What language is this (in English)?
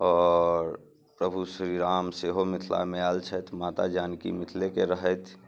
Maithili